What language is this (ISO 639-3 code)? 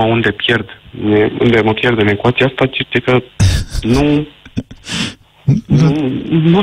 ron